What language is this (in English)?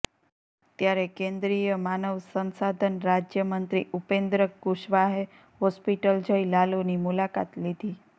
Gujarati